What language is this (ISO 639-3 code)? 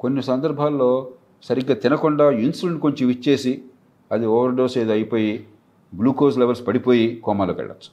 tel